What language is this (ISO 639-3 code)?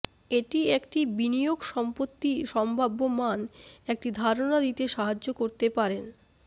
ben